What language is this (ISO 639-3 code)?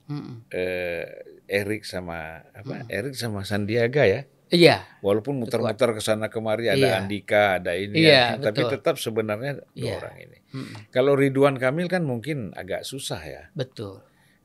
ind